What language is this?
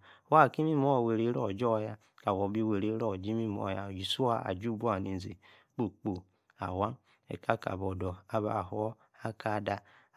Yace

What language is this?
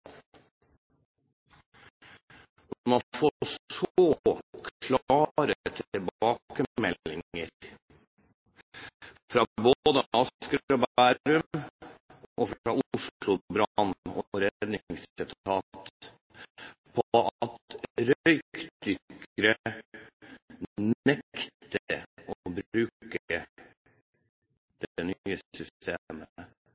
Norwegian Bokmål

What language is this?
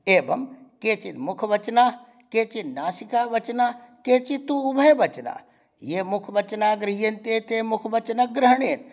Sanskrit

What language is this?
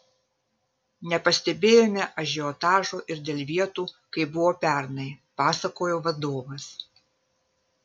Lithuanian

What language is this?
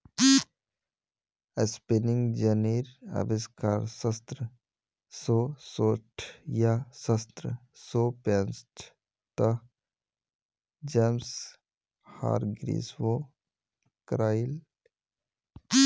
Magahi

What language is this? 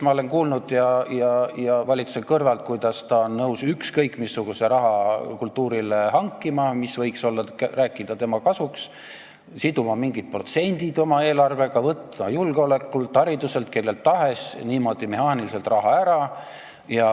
Estonian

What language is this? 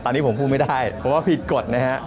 Thai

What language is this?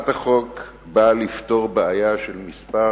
Hebrew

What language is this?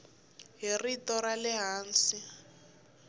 Tsonga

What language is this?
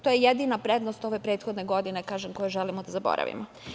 Serbian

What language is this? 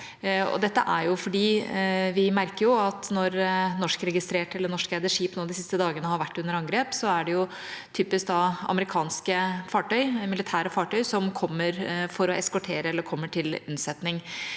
Norwegian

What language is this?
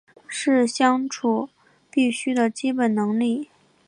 Chinese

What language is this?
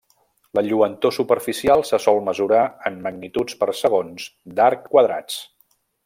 Catalan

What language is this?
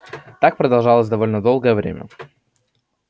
Russian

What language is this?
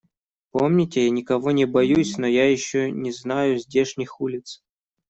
Russian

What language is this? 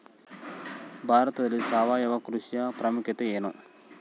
Kannada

